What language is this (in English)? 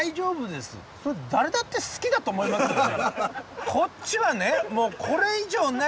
Japanese